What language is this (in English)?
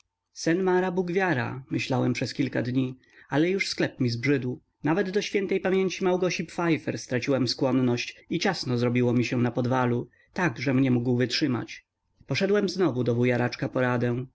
Polish